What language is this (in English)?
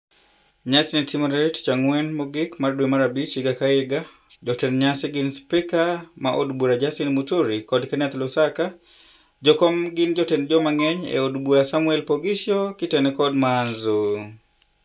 Luo (Kenya and Tanzania)